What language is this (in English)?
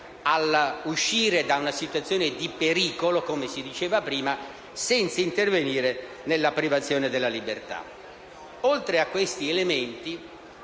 Italian